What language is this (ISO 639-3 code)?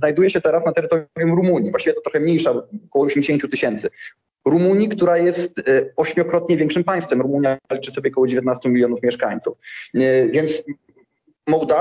pol